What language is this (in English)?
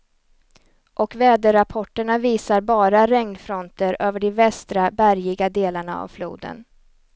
Swedish